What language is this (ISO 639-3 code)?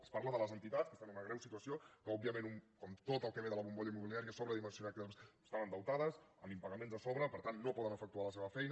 cat